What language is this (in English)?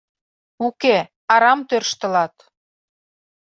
Mari